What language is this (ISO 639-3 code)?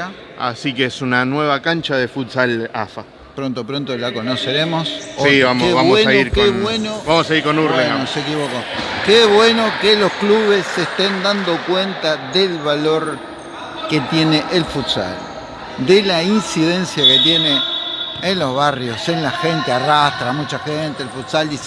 spa